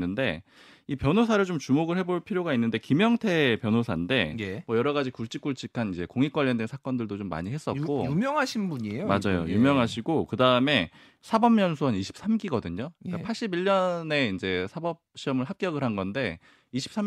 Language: Korean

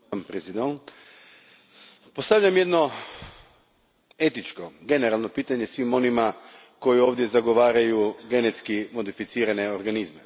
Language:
Croatian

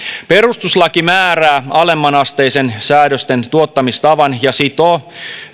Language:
Finnish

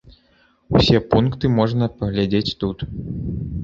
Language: Belarusian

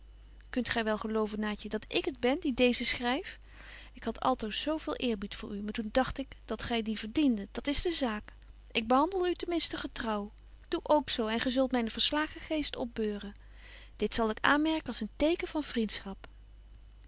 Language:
Dutch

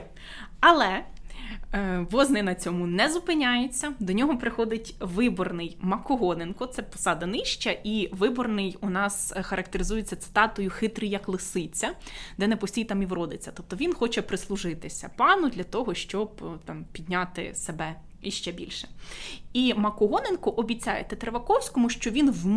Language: Ukrainian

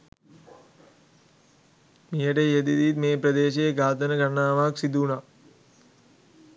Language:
Sinhala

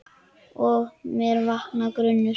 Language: Icelandic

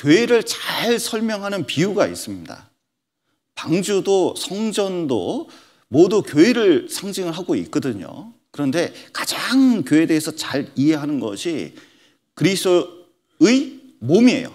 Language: Korean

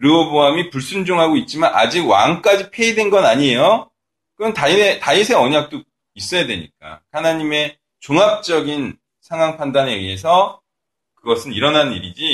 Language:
Korean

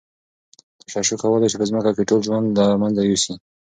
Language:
Pashto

